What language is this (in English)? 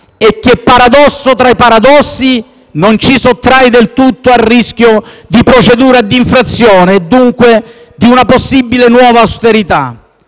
Italian